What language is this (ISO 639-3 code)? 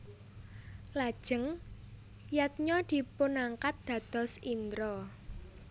jav